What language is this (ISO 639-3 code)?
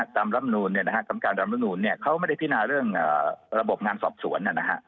tha